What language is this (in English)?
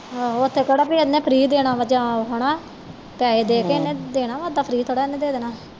Punjabi